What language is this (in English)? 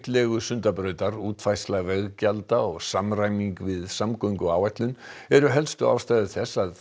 Icelandic